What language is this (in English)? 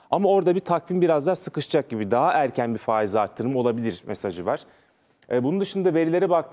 Turkish